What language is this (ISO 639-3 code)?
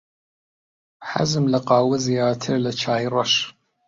ckb